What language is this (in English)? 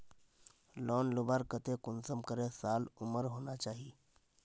Magahi